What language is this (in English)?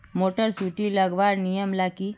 Magahi